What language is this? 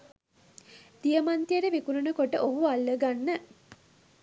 Sinhala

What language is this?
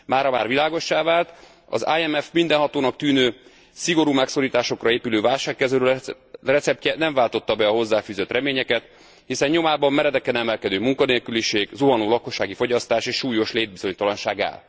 Hungarian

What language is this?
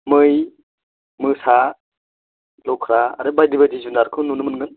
Bodo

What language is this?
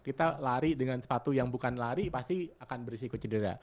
Indonesian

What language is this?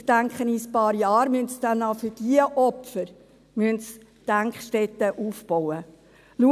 Swiss German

